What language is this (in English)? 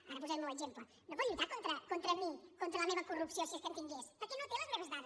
Catalan